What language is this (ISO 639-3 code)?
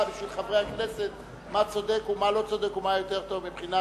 heb